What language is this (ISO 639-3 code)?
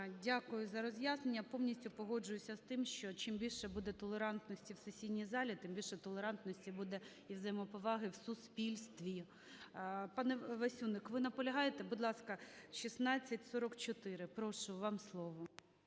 ukr